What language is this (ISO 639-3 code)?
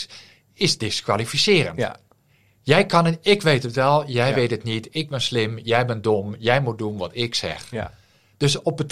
nld